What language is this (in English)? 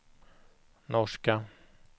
Swedish